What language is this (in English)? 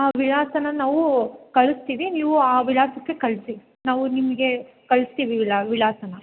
Kannada